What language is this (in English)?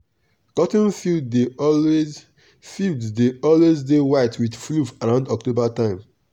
Nigerian Pidgin